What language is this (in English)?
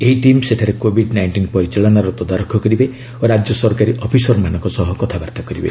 Odia